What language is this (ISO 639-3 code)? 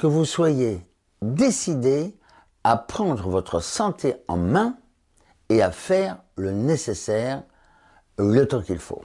fra